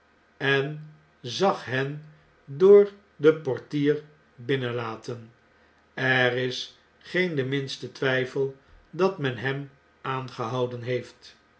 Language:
Dutch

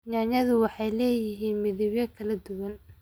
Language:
Somali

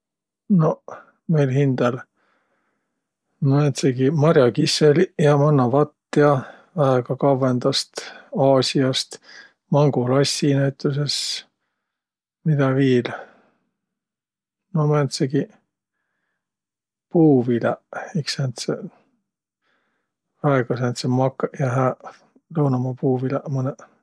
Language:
Võro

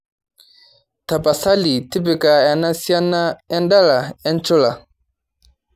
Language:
Masai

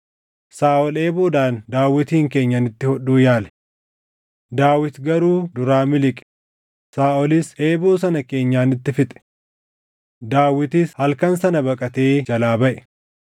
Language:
Oromo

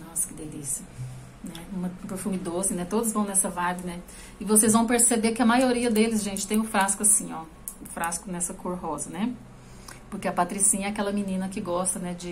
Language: Portuguese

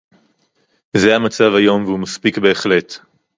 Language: Hebrew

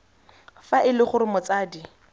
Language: Tswana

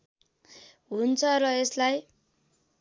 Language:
Nepali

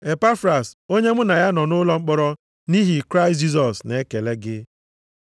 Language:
Igbo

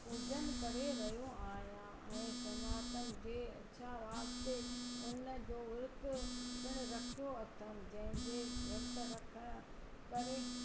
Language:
Sindhi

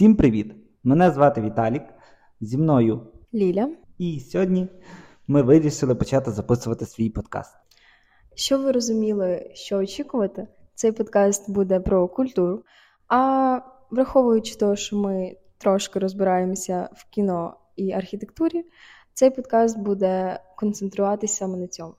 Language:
Ukrainian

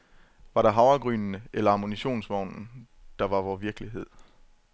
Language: Danish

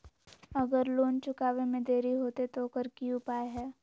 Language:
Magahi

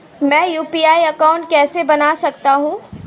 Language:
Hindi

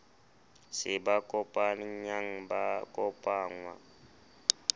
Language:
Southern Sotho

